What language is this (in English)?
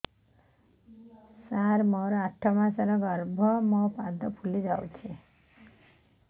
Odia